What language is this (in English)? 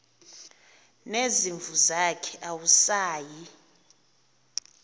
Xhosa